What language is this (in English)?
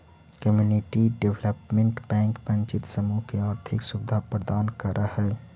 Magahi